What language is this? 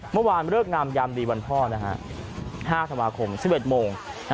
Thai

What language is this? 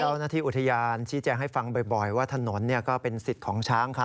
Thai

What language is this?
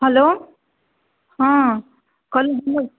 Maithili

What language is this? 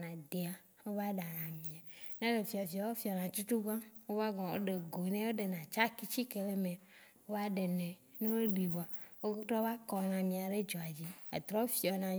Waci Gbe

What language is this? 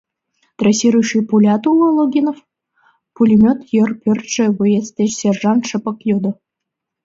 Mari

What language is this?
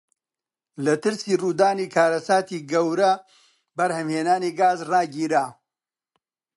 Central Kurdish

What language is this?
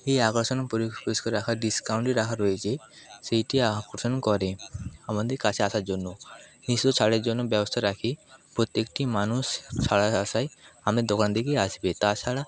Bangla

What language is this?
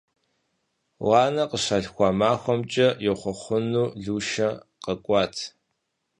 Kabardian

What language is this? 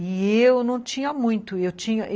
Portuguese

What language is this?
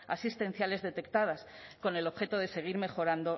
Spanish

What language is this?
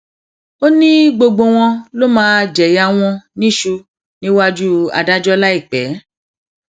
Yoruba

